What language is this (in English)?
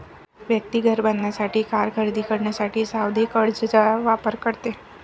Marathi